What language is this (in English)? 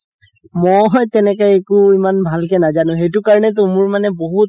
Assamese